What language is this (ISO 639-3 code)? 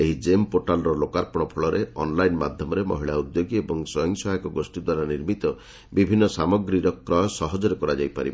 ori